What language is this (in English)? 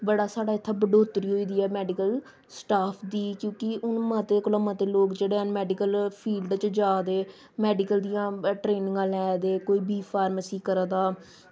Dogri